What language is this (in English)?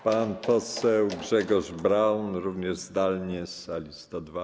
Polish